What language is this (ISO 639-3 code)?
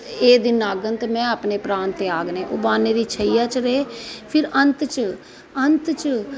doi